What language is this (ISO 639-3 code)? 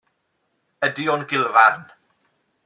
cym